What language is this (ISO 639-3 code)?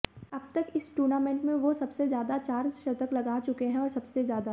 hin